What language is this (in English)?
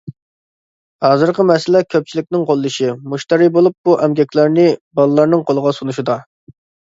Uyghur